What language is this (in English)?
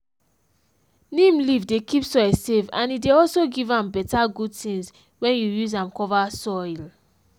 Nigerian Pidgin